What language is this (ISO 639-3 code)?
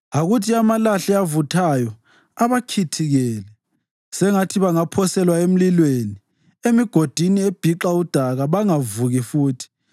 nde